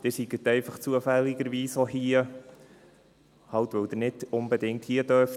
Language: Swiss German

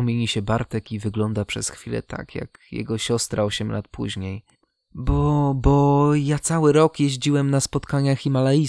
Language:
Polish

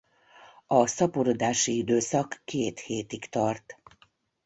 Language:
Hungarian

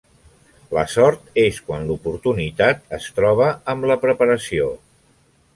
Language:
Catalan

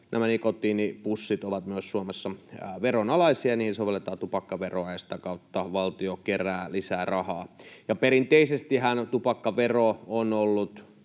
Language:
Finnish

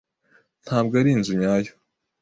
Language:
Kinyarwanda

